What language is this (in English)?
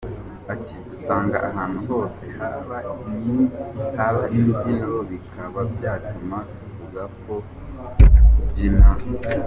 Kinyarwanda